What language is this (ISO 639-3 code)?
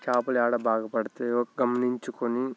tel